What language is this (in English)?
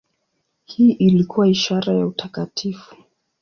Swahili